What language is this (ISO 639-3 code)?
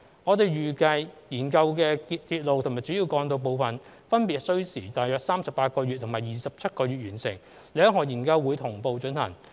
yue